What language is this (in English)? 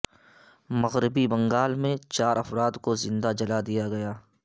Urdu